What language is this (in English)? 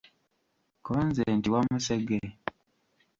Ganda